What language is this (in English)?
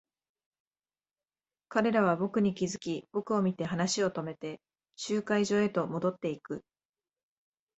Japanese